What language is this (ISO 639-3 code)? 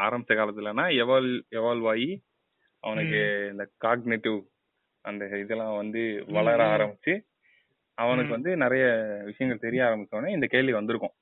tam